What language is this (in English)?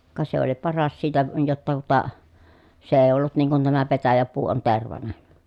Finnish